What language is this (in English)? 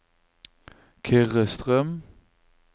Norwegian